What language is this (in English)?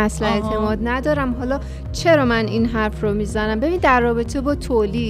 Persian